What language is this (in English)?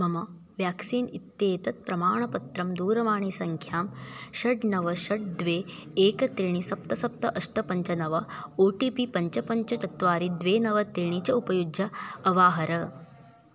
Sanskrit